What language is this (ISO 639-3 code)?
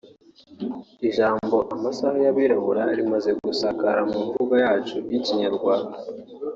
kin